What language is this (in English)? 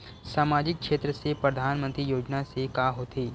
Chhattisgarhi